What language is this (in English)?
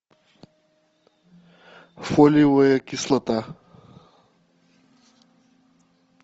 Russian